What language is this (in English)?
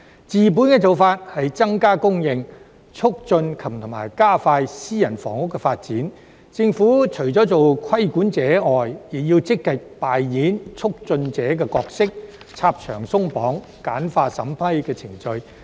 Cantonese